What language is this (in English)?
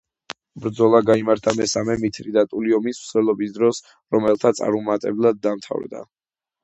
Georgian